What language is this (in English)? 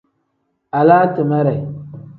Tem